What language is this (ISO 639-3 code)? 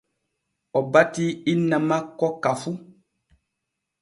fue